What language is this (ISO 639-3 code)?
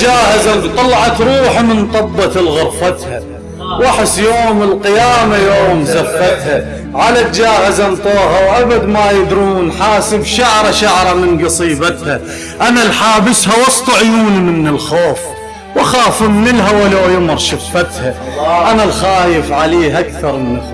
ara